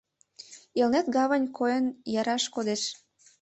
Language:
Mari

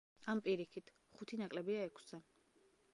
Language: Georgian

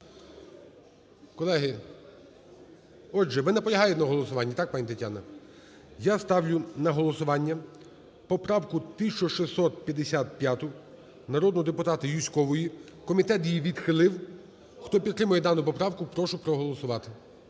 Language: Ukrainian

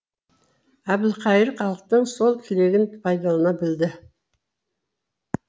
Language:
Kazakh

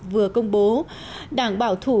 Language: Vietnamese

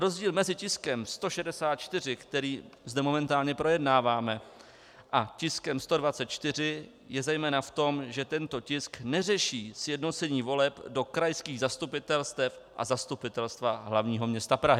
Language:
Czech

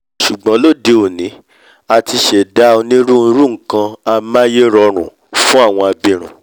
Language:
Yoruba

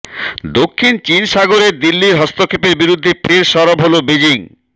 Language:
Bangla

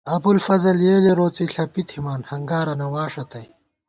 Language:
Gawar-Bati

